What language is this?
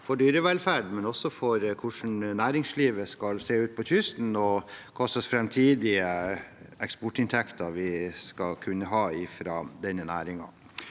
Norwegian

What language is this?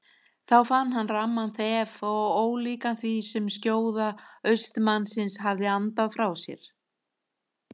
Icelandic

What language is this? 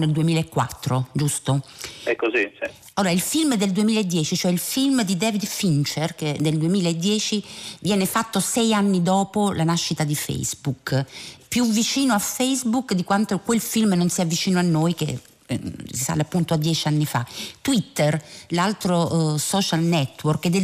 Italian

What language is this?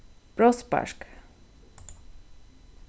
Faroese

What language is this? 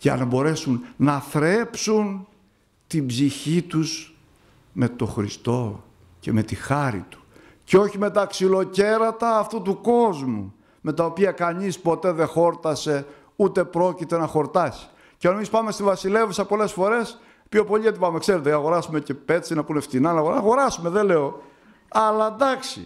Greek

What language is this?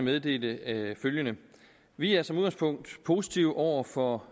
Danish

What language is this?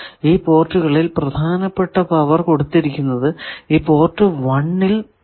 Malayalam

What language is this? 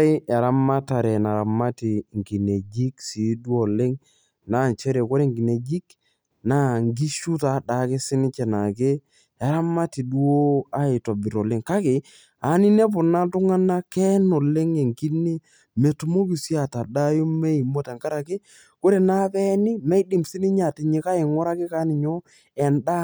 Masai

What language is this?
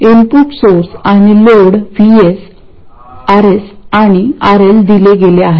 Marathi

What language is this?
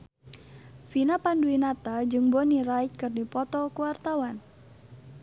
Sundanese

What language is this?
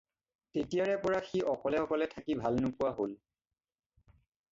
Assamese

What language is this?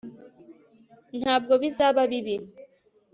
Kinyarwanda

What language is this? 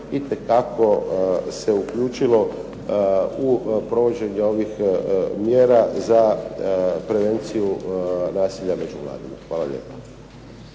Croatian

